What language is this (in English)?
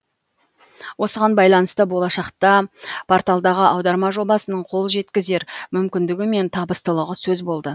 Kazakh